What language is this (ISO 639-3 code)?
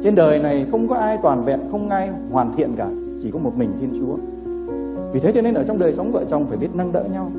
vie